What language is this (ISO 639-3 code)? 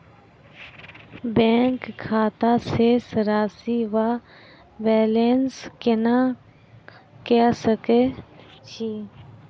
mai